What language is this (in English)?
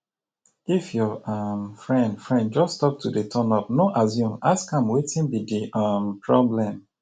Nigerian Pidgin